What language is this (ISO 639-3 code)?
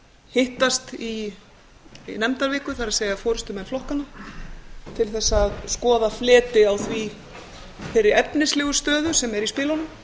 isl